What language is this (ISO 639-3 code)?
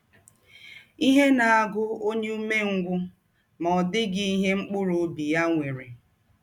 ibo